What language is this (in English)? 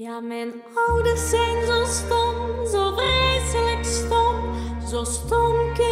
Dutch